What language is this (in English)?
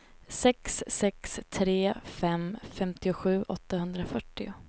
Swedish